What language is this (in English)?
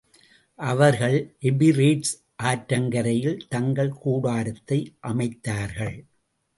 Tamil